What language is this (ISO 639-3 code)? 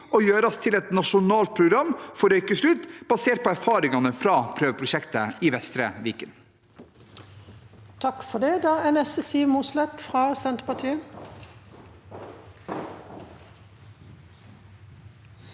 nor